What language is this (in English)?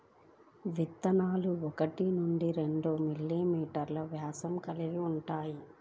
Telugu